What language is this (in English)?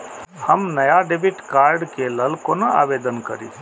Maithili